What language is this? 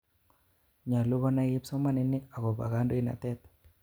Kalenjin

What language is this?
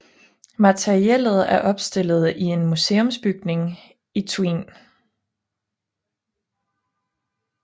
Danish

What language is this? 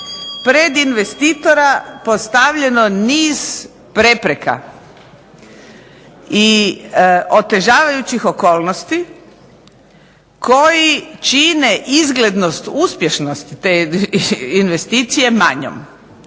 Croatian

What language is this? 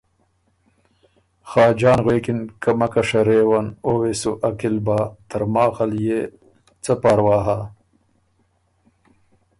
Ormuri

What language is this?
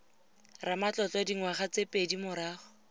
Tswana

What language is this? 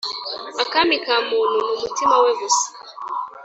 Kinyarwanda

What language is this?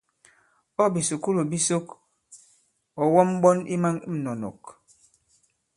Bankon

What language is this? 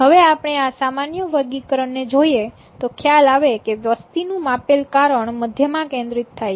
Gujarati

